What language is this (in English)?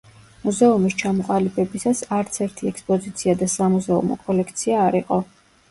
Georgian